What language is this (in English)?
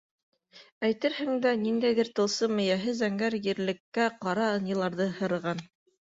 Bashkir